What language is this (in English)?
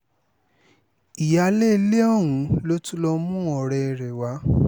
Yoruba